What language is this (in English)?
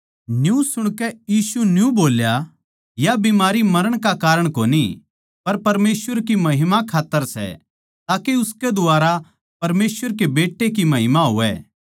Haryanvi